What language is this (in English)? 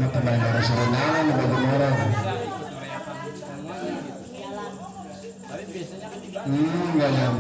Indonesian